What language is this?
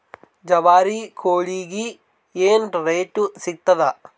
Kannada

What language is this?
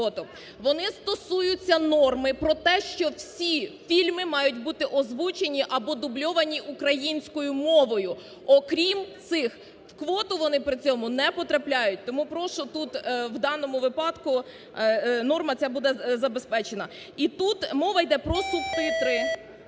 Ukrainian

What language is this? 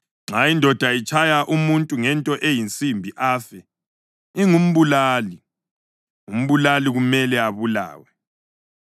North Ndebele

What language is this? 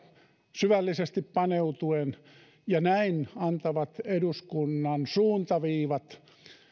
Finnish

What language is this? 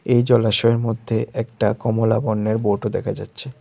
Bangla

